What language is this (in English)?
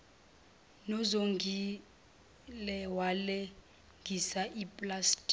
Zulu